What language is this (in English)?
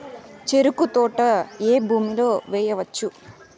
Telugu